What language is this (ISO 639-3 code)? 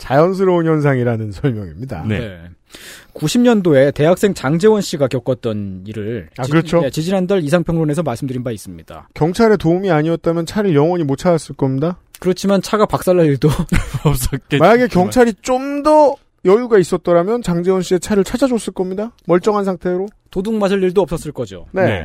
kor